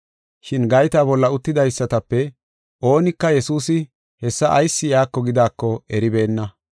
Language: Gofa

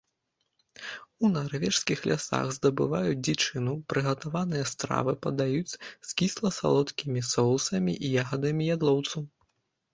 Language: Belarusian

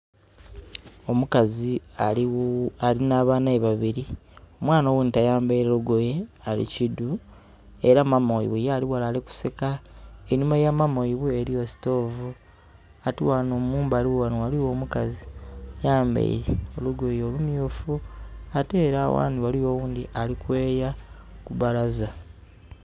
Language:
Soga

